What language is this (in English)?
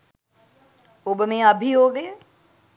Sinhala